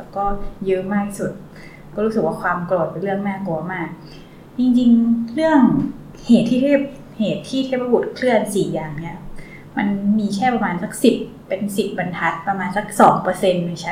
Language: Thai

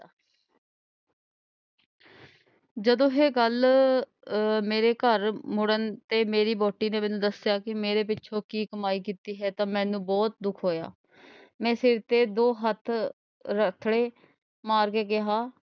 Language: Punjabi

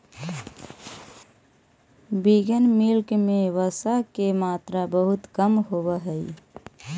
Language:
Magahi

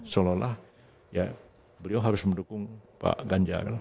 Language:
Indonesian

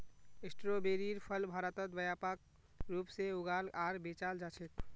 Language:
Magahi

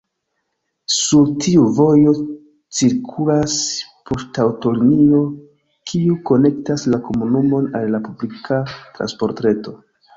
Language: Esperanto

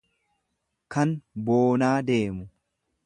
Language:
Oromo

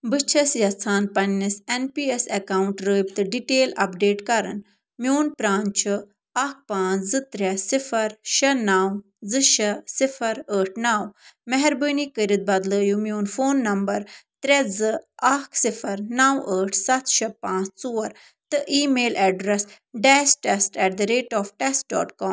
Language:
Kashmiri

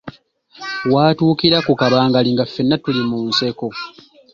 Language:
Ganda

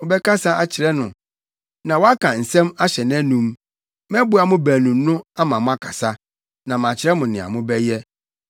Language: Akan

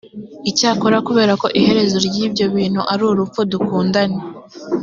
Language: Kinyarwanda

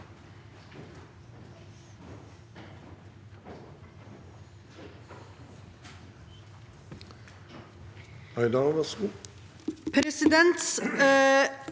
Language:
Norwegian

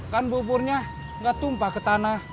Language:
Indonesian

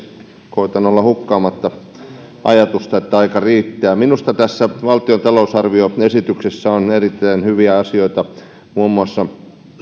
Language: Finnish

